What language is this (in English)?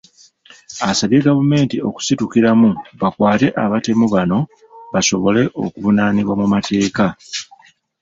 Ganda